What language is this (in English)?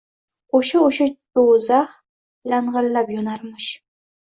Uzbek